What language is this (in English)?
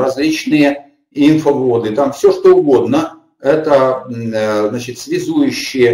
Russian